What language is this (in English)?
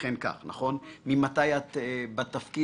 Hebrew